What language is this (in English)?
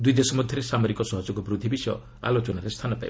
Odia